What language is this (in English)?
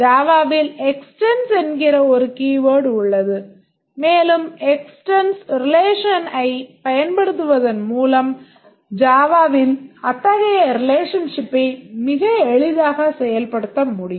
Tamil